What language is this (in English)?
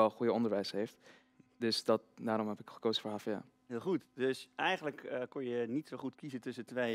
Dutch